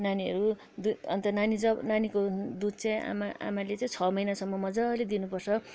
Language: Nepali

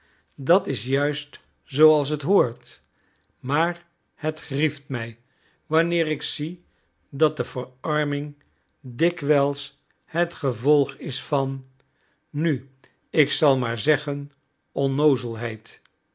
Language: Dutch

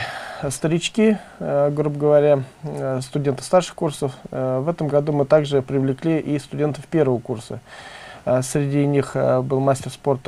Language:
Russian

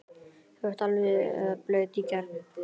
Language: Icelandic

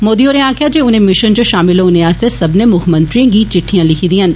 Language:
Dogri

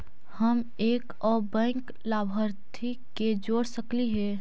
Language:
Magahi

